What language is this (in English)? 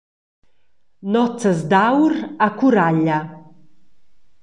Romansh